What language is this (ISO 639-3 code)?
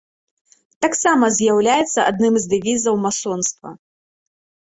bel